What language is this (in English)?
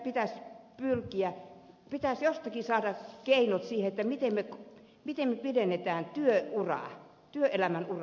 Finnish